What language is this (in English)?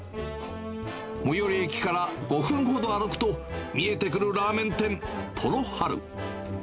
Japanese